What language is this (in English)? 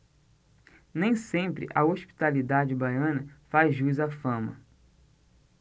Portuguese